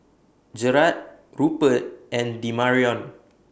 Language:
English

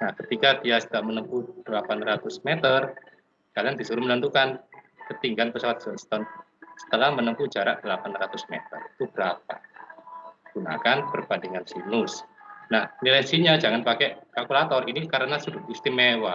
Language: Indonesian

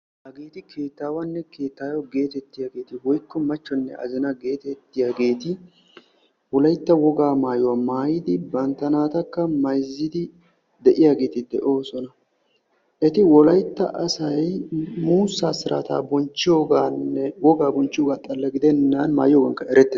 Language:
Wolaytta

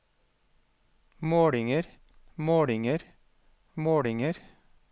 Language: Norwegian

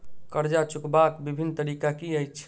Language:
Maithili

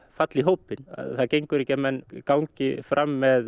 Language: Icelandic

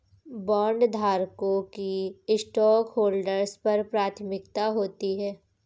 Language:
Hindi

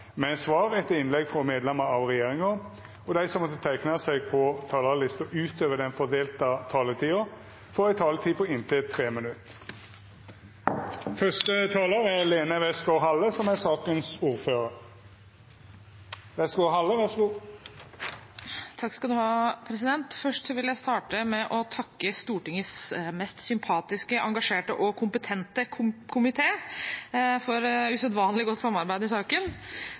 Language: Norwegian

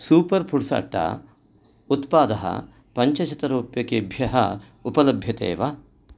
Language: Sanskrit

